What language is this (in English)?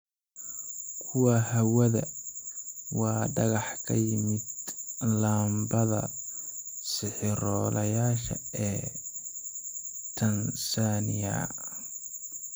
Somali